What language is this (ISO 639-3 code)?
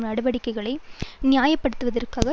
tam